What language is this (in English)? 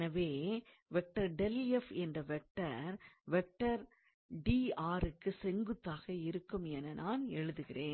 Tamil